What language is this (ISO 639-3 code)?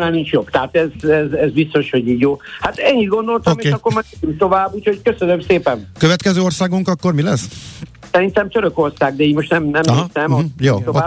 hun